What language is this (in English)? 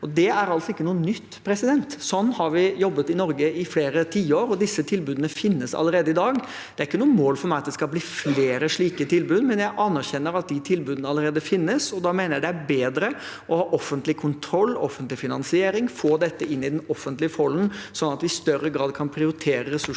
Norwegian